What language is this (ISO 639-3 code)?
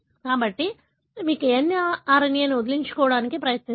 tel